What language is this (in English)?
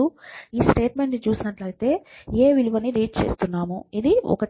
Telugu